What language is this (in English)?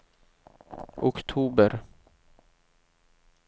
Swedish